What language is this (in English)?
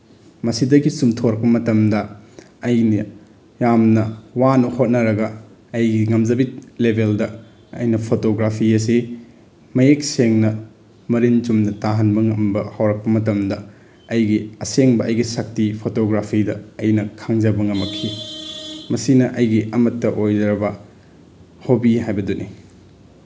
Manipuri